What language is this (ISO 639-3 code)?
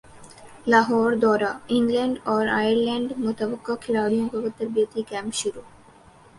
urd